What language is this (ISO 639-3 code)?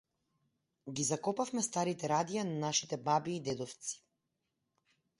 mkd